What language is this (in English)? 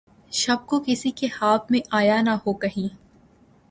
Urdu